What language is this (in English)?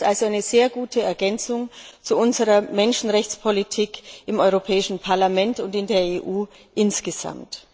German